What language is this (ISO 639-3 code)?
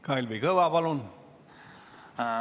est